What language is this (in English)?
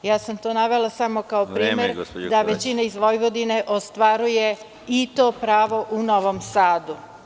Serbian